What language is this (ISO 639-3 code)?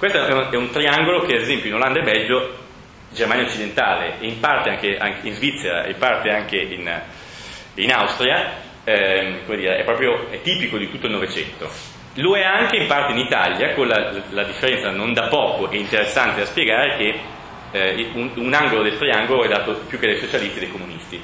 ita